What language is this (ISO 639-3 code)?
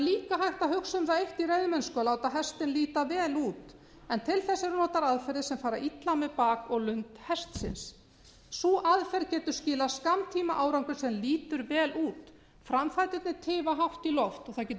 isl